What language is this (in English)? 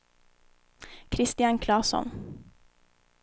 Swedish